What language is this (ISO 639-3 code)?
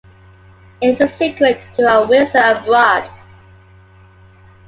eng